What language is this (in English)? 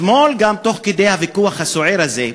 Hebrew